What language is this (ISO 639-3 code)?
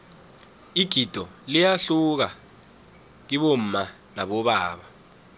nbl